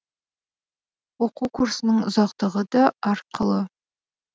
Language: Kazakh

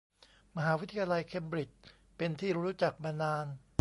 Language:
Thai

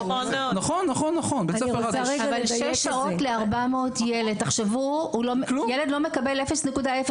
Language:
Hebrew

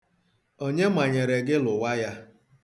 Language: Igbo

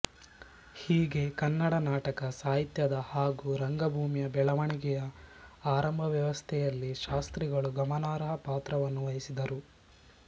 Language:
Kannada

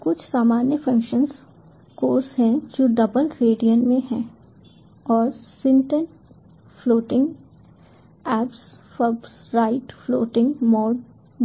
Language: Hindi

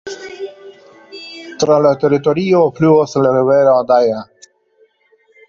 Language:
Esperanto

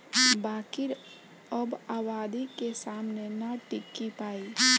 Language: Bhojpuri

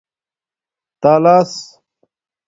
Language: Domaaki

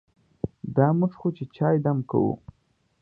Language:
Pashto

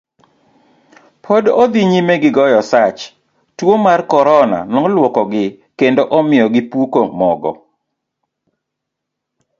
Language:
Luo (Kenya and Tanzania)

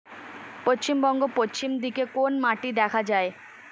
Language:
Bangla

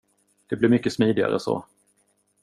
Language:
Swedish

